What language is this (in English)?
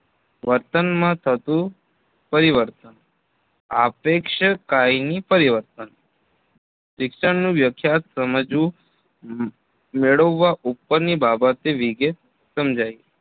Gujarati